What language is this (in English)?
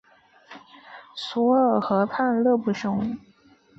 Chinese